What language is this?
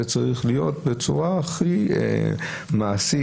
Hebrew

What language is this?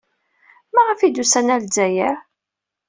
Kabyle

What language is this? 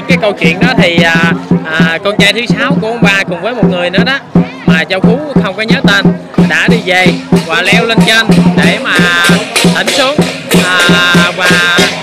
Vietnamese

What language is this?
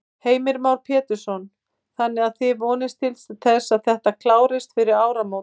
Icelandic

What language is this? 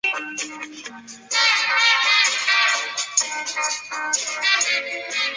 Chinese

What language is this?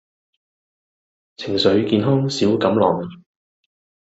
Cantonese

